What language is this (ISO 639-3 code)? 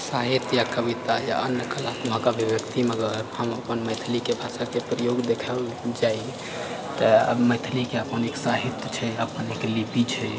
mai